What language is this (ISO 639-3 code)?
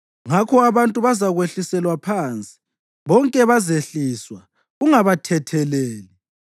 nde